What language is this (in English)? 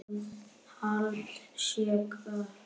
Icelandic